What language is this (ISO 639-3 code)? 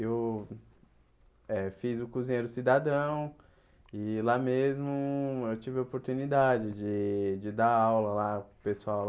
por